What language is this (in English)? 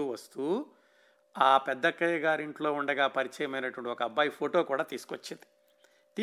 Telugu